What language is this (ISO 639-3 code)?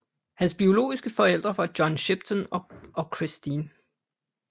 dan